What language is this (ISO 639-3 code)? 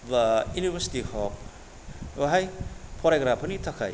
brx